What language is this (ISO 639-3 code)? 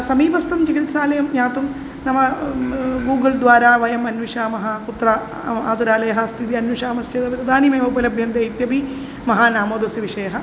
san